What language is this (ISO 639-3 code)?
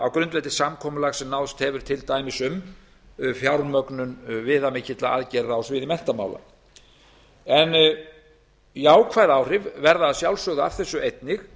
isl